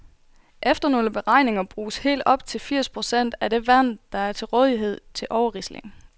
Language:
Danish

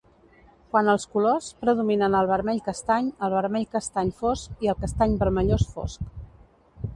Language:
Catalan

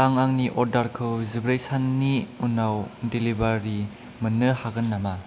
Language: Bodo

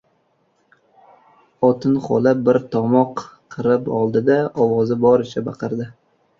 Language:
Uzbek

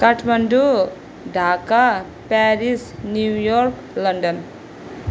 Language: Nepali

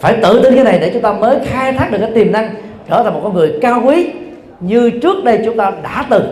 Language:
Vietnamese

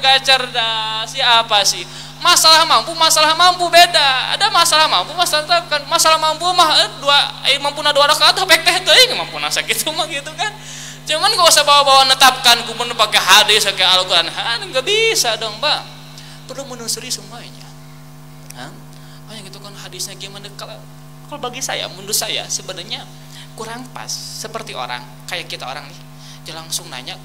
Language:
Indonesian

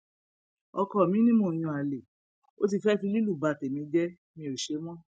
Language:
Yoruba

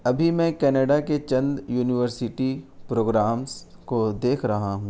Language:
Urdu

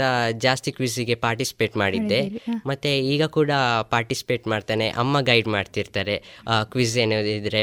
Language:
Kannada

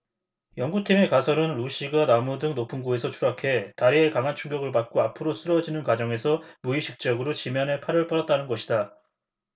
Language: Korean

